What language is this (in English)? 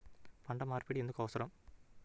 Telugu